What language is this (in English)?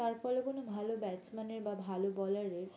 Bangla